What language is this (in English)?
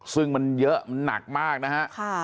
Thai